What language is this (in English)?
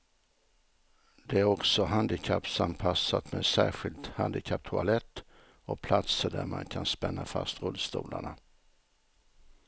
Swedish